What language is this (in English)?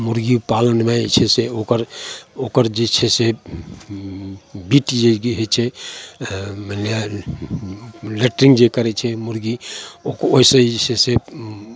Maithili